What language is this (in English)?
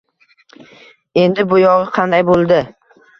Uzbek